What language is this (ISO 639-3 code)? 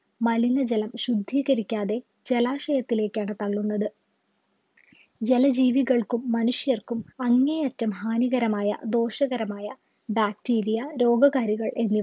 mal